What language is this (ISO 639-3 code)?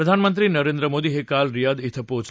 mar